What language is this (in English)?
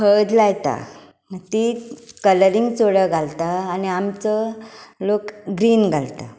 Konkani